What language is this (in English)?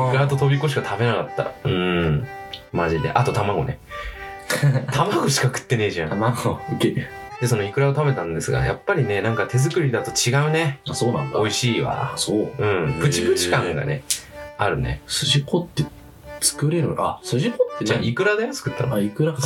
Japanese